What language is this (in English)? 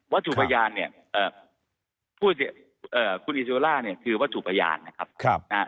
Thai